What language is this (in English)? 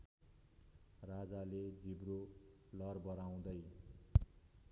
Nepali